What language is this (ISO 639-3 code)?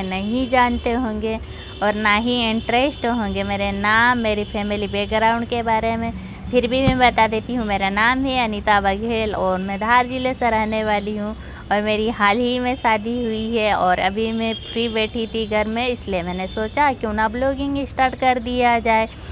hin